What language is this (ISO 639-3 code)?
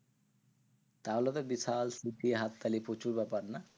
ben